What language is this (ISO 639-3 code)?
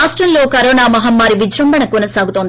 tel